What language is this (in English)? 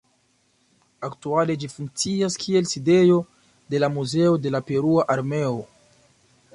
Esperanto